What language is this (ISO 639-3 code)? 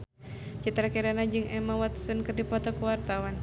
sun